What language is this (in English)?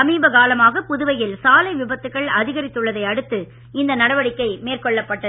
Tamil